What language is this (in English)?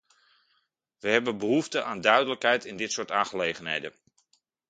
Dutch